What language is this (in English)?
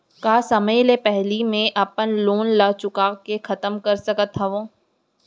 Chhattisgarhi